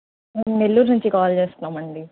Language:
Telugu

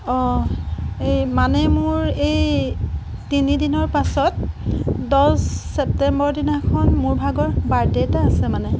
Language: Assamese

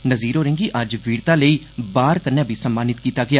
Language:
Dogri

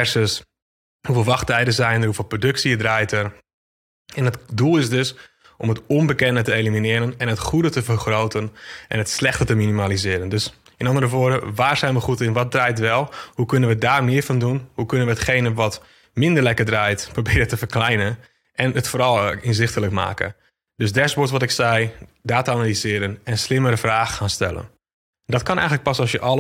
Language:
Dutch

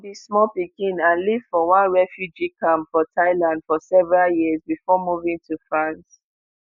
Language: Nigerian Pidgin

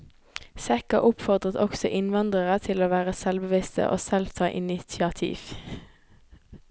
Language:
Norwegian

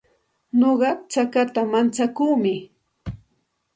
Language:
Santa Ana de Tusi Pasco Quechua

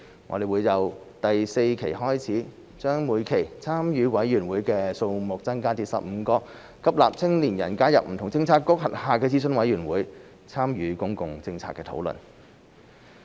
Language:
Cantonese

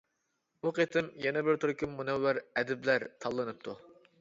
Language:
Uyghur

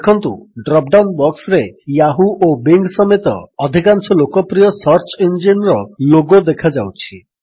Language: Odia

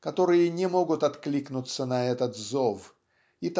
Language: Russian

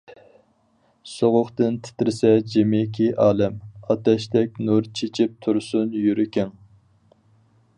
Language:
Uyghur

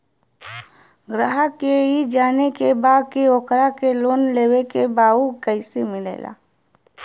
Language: Bhojpuri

